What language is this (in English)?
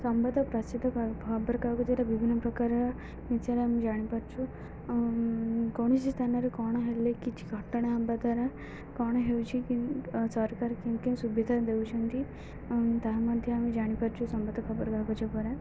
Odia